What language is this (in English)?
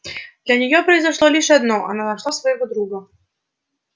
Russian